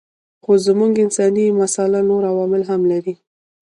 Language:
Pashto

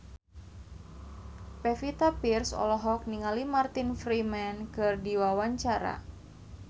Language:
Sundanese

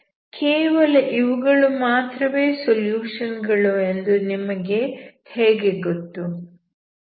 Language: Kannada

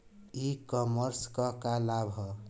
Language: Bhojpuri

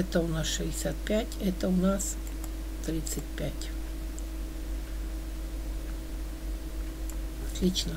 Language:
Russian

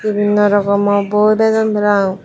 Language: Chakma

